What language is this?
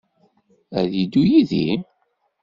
Kabyle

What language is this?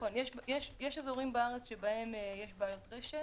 Hebrew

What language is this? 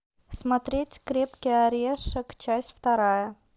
Russian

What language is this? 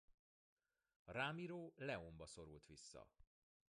Hungarian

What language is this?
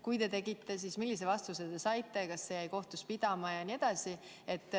Estonian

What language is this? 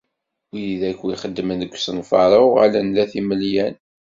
Kabyle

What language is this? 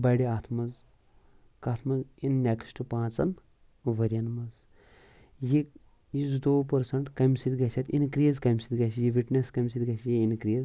Kashmiri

